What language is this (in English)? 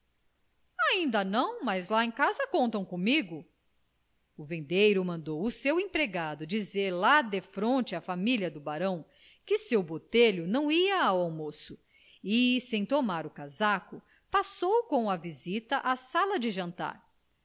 Portuguese